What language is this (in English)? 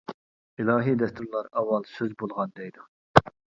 Uyghur